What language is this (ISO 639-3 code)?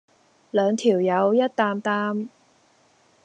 yue